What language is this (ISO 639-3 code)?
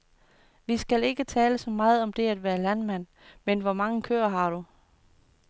dan